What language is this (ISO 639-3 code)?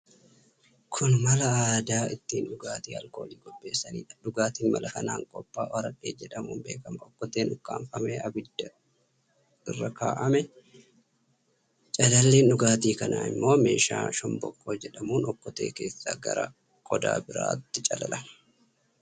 orm